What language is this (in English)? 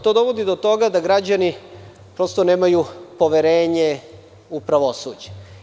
Serbian